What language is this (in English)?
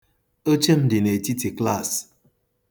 Igbo